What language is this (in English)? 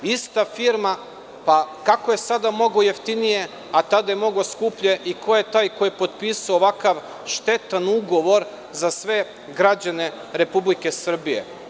Serbian